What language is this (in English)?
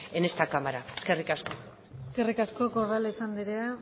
Basque